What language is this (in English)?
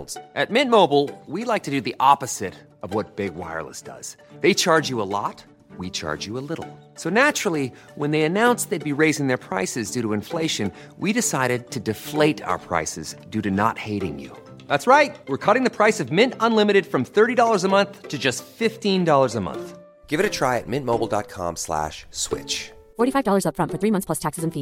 Filipino